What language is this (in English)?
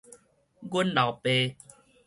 Min Nan Chinese